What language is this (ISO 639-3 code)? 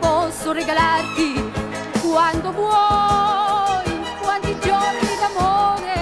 ita